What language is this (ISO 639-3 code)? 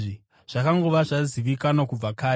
sna